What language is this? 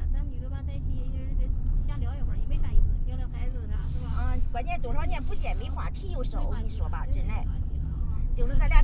Chinese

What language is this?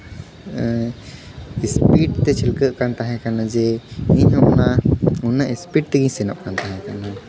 Santali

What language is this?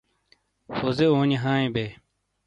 Shina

